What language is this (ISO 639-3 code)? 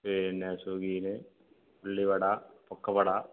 mal